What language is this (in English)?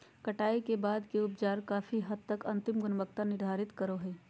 Magahi